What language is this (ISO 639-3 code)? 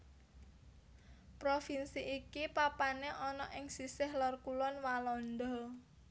jav